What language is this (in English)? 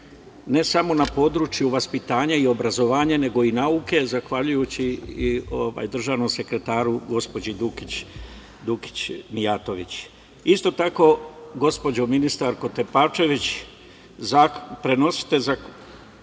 Serbian